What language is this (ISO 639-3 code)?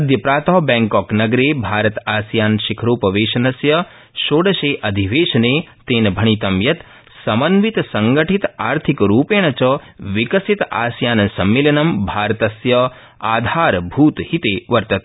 san